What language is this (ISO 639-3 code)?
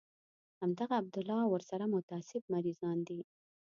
pus